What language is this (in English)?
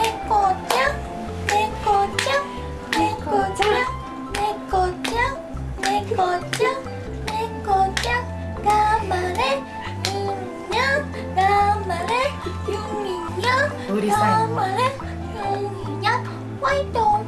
Japanese